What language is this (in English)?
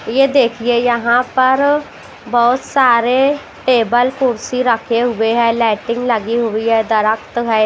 Hindi